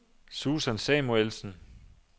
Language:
Danish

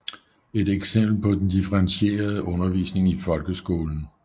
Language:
Danish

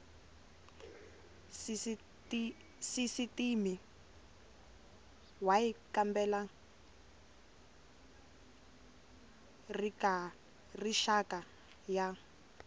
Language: Tsonga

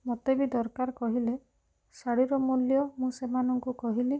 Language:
Odia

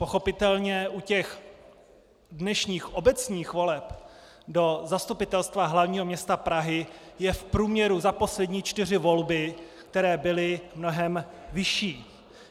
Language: Czech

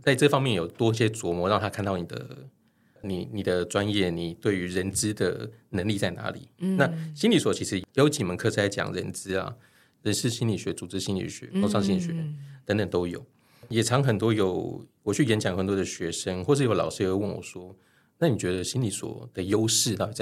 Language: Chinese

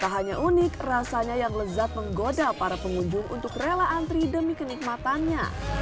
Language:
Indonesian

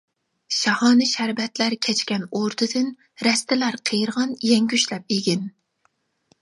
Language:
Uyghur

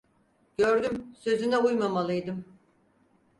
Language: Turkish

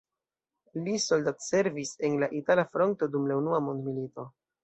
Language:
Esperanto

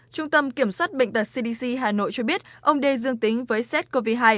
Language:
Vietnamese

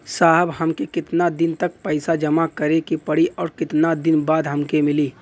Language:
Bhojpuri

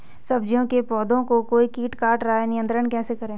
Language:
Hindi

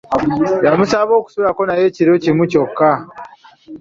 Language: Ganda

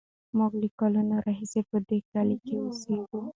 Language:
Pashto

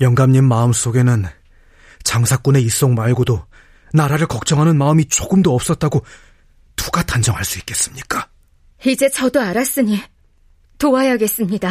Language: Korean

